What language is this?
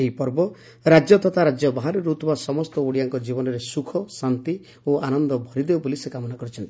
Odia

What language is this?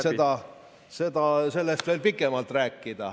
Estonian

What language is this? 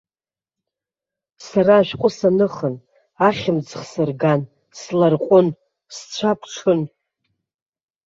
Abkhazian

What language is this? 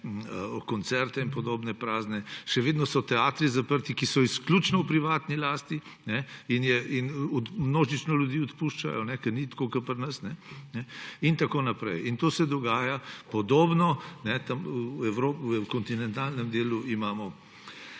Slovenian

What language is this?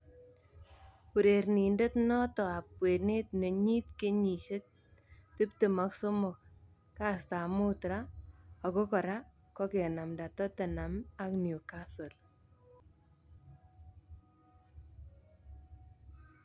Kalenjin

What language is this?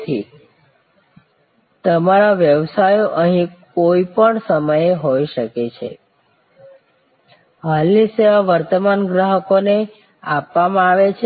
Gujarati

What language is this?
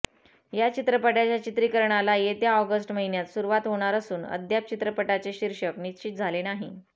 Marathi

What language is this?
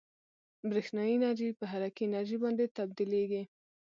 Pashto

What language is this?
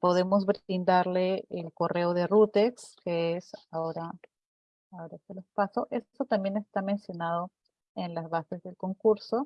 Spanish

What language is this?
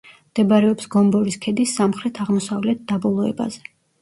Georgian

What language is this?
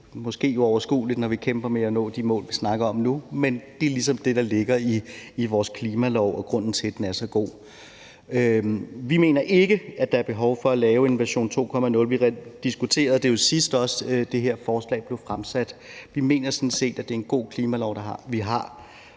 Danish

